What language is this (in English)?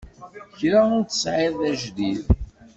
Kabyle